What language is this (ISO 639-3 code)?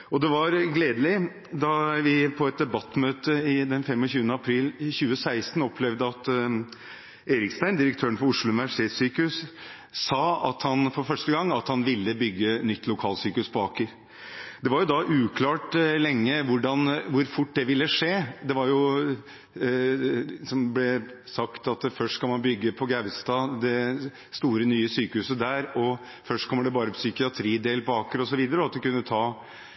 nob